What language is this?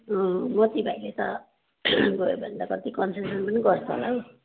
Nepali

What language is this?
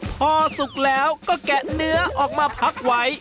Thai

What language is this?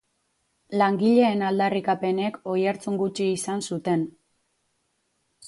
Basque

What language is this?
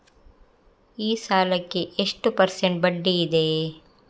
Kannada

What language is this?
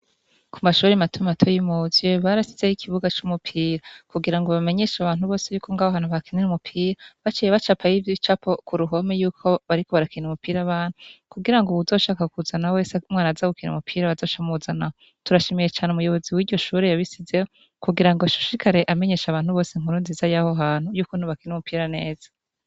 Rundi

